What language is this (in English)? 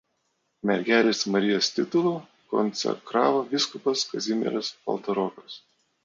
Lithuanian